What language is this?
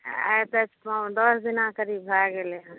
Maithili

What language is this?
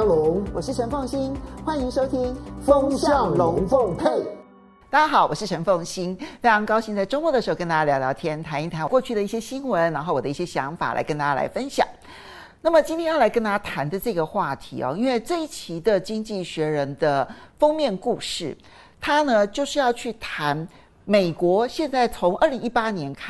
Chinese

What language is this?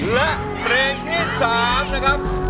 Thai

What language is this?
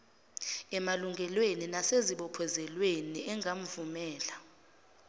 Zulu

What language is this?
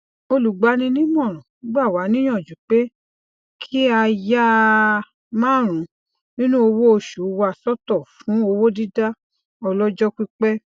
Yoruba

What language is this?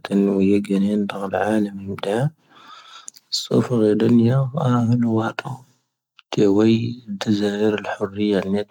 Tahaggart Tamahaq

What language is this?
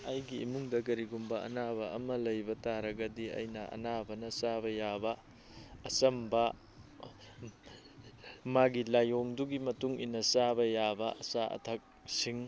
Manipuri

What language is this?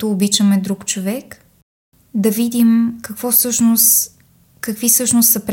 Bulgarian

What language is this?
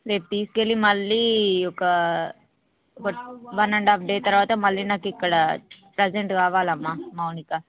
Telugu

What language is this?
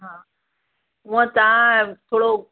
Sindhi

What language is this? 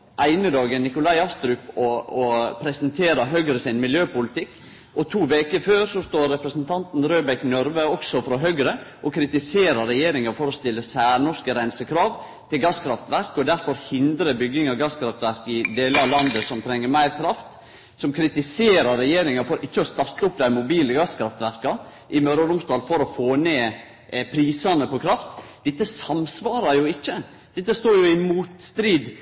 Norwegian Nynorsk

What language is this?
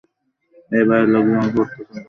Bangla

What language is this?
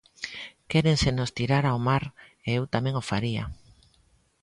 Galician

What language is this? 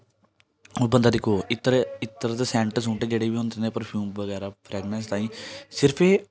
Dogri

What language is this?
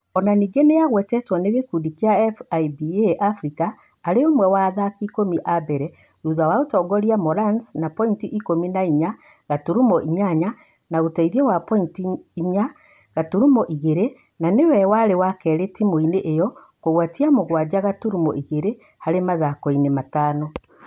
Kikuyu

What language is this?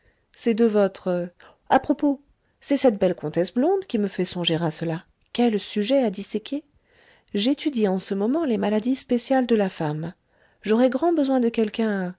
French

